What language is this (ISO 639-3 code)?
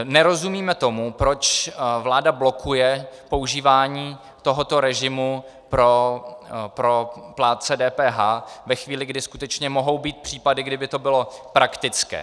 ces